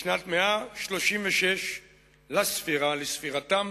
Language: Hebrew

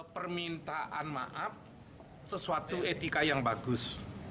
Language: Indonesian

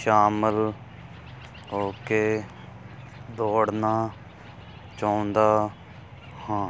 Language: Punjabi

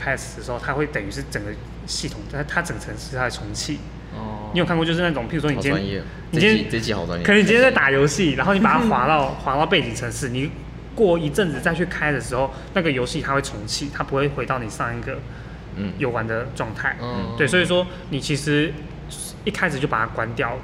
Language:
Chinese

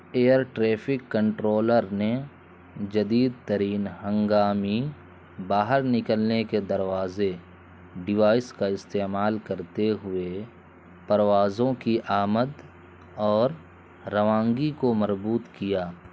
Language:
Urdu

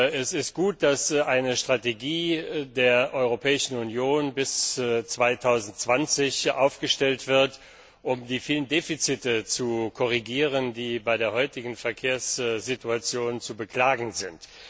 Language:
German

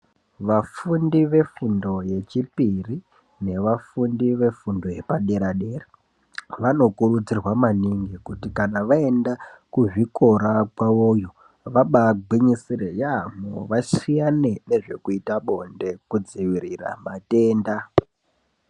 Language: Ndau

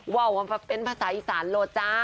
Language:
Thai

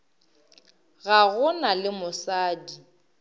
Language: Northern Sotho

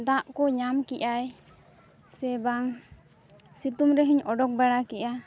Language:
Santali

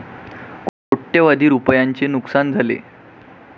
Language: Marathi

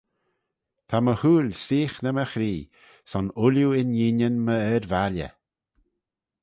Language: Manx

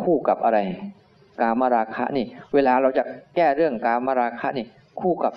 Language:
Thai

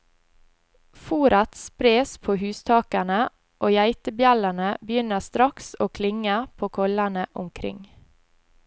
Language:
Norwegian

